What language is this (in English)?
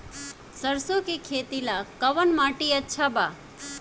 Bhojpuri